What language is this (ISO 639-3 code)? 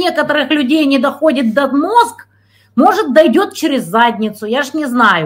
rus